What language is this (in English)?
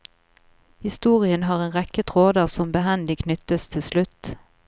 Norwegian